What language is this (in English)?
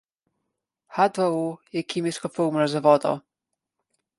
Slovenian